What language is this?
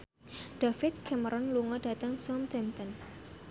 Javanese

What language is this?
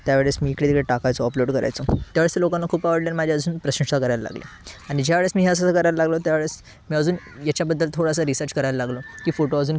Marathi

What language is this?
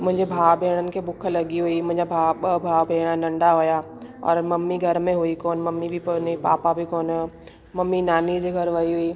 Sindhi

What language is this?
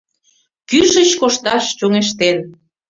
Mari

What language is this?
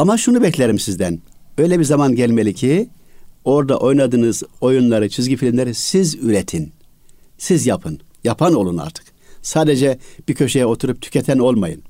Turkish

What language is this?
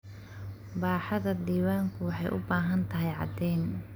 Somali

